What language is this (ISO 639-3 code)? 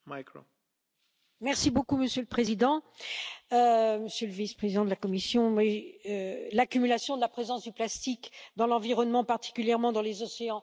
fra